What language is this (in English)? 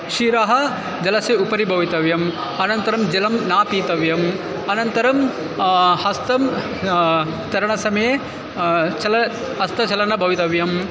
Sanskrit